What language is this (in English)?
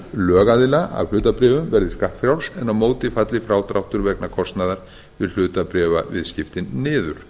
Icelandic